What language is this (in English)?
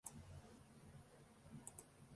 Western Frisian